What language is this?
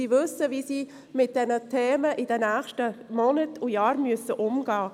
Swiss German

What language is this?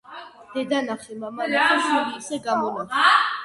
Georgian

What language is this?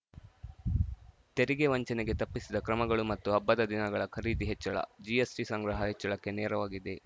Kannada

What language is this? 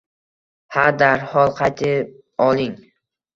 Uzbek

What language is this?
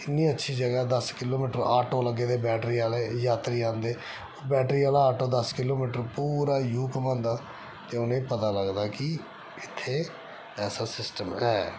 Dogri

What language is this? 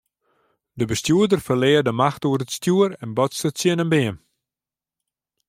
Western Frisian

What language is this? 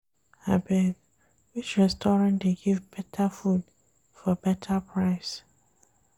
Nigerian Pidgin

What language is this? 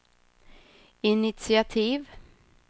Swedish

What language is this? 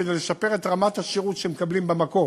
Hebrew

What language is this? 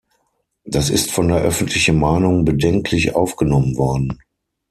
German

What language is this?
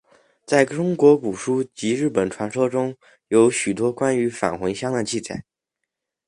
Chinese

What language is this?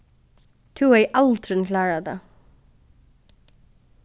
Faroese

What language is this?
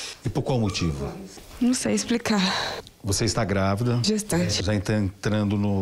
Portuguese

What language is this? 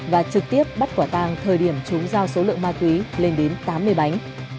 Vietnamese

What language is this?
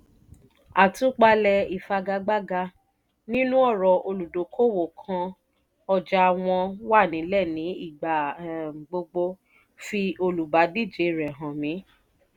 Yoruba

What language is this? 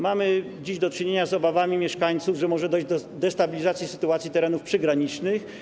Polish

